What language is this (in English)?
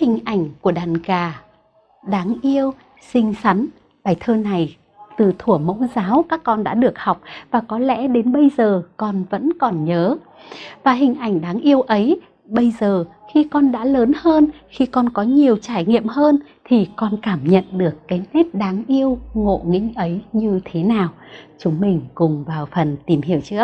Vietnamese